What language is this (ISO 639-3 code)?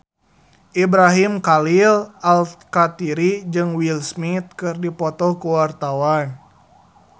sun